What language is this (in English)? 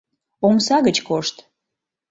Mari